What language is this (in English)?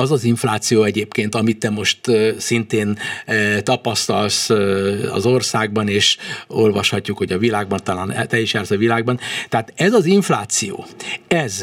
Hungarian